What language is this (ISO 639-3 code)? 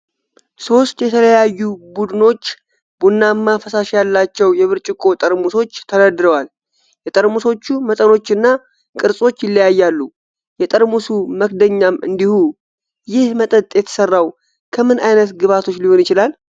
amh